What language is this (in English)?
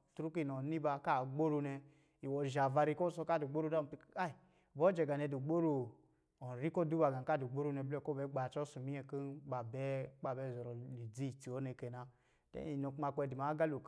Lijili